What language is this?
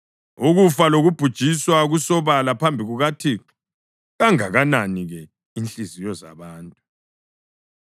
North Ndebele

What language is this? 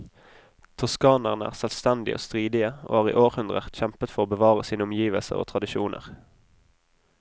Norwegian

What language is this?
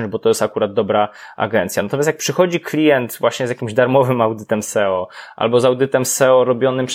Polish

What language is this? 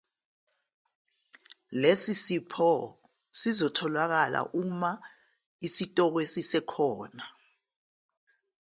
Zulu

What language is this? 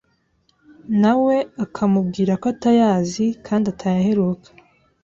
Kinyarwanda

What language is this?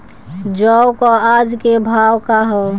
Bhojpuri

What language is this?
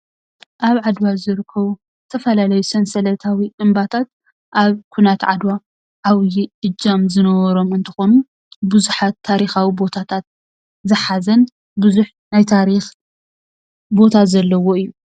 Tigrinya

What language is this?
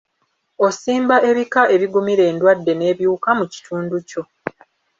Ganda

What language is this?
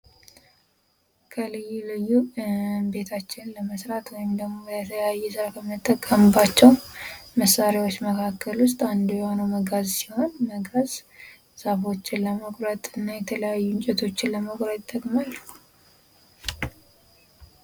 Amharic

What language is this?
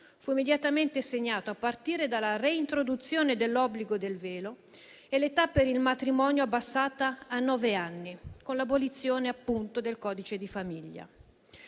Italian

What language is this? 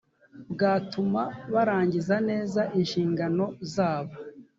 Kinyarwanda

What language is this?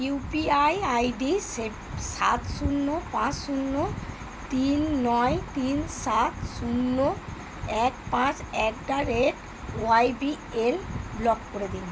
Bangla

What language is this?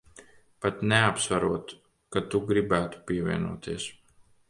Latvian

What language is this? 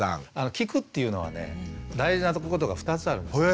Japanese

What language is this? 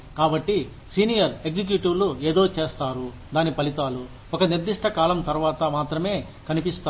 Telugu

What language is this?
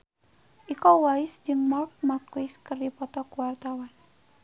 Sundanese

